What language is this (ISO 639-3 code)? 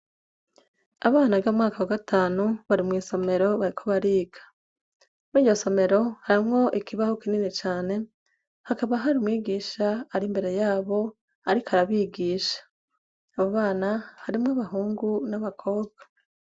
run